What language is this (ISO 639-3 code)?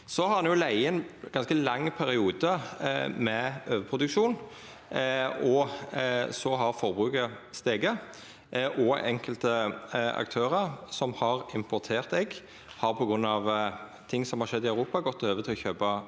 nor